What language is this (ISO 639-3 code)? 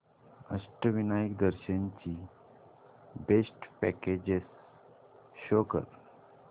mar